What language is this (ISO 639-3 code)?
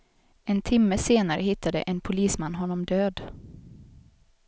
swe